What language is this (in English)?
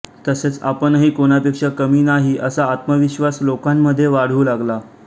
Marathi